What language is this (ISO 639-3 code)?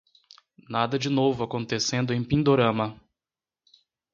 por